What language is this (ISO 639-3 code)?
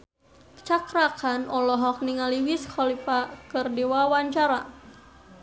sun